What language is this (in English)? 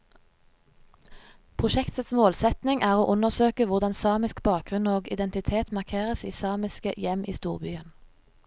Norwegian